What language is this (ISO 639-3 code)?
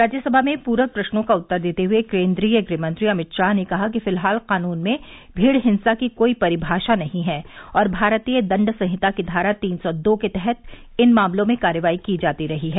hin